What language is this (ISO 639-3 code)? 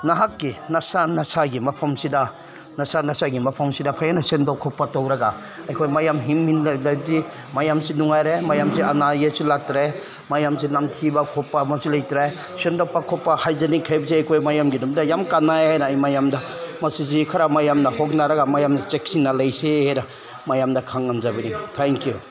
mni